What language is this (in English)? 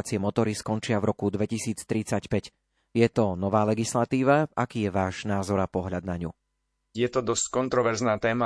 Slovak